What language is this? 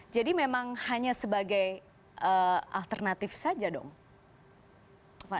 Indonesian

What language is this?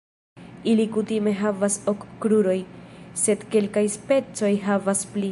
Esperanto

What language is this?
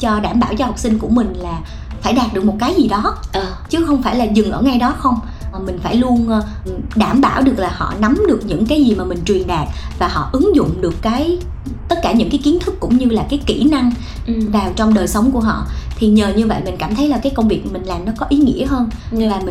Vietnamese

